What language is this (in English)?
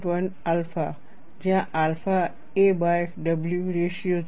Gujarati